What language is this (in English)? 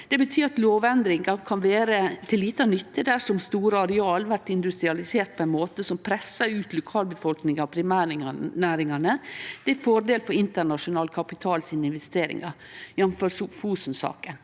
Norwegian